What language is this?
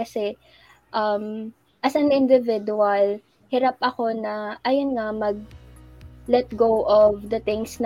Filipino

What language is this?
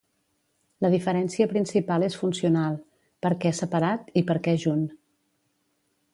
Catalan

